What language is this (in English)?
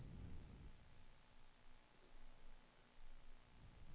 Swedish